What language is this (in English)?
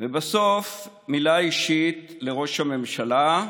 Hebrew